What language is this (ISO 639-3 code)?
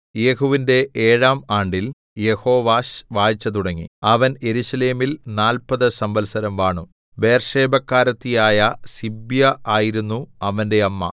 mal